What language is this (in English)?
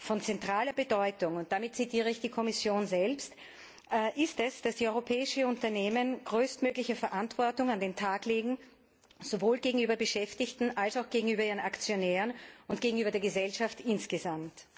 German